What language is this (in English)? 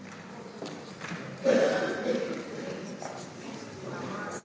Slovenian